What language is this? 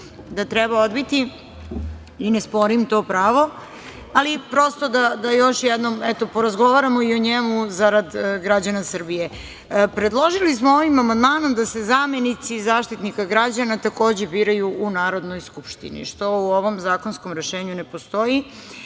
Serbian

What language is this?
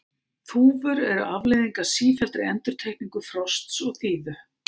Icelandic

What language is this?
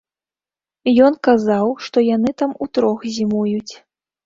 Belarusian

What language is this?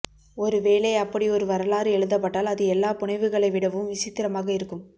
Tamil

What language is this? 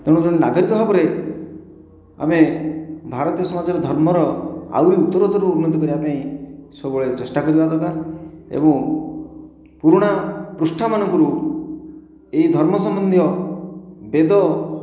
Odia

